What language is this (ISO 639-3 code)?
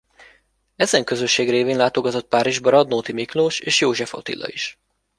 hun